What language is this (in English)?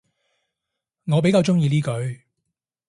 Cantonese